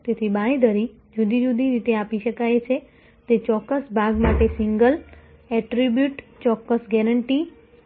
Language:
Gujarati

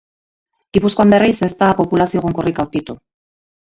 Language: Basque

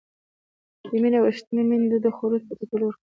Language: Pashto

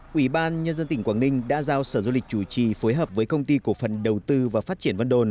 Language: Vietnamese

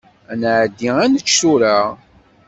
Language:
Kabyle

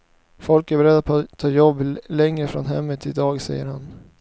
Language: Swedish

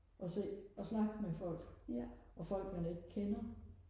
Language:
Danish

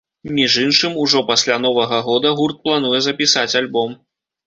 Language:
Belarusian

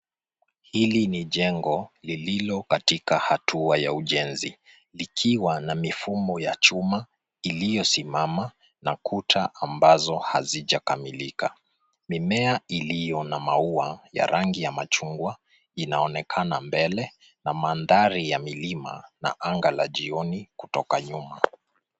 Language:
Swahili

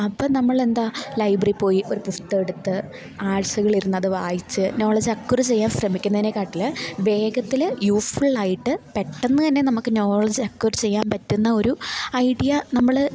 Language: Malayalam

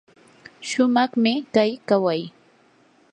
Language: Yanahuanca Pasco Quechua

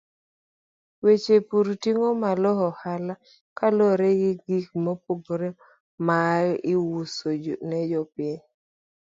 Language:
Luo (Kenya and Tanzania)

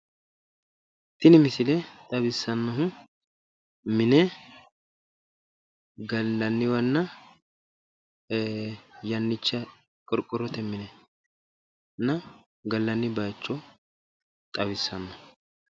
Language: Sidamo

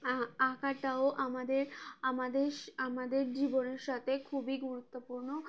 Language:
Bangla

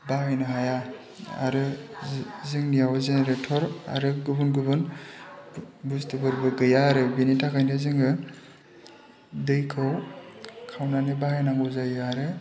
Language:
Bodo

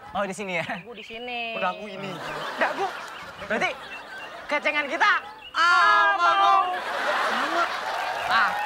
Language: Indonesian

